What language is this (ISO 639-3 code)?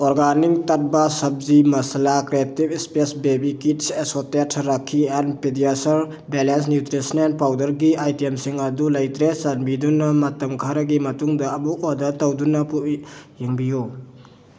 mni